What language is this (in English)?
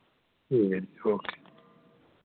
Dogri